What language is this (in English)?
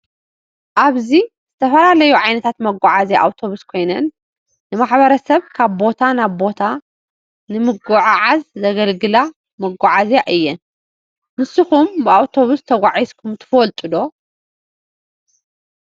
Tigrinya